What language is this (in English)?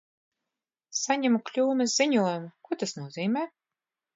Latvian